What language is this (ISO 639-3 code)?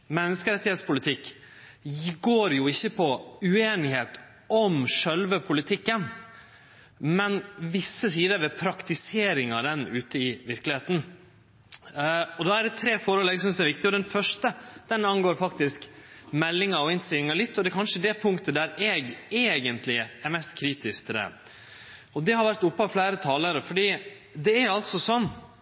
nno